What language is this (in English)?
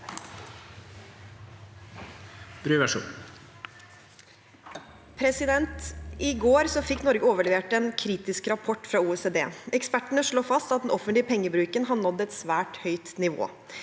Norwegian